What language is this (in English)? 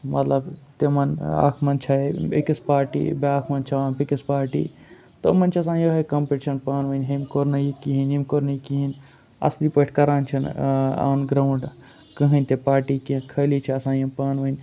Kashmiri